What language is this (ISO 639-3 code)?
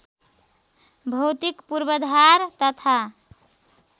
nep